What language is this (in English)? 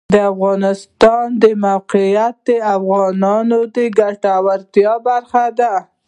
Pashto